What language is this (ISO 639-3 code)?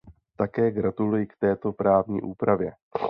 ces